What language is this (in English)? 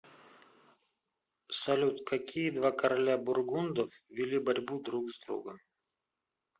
Russian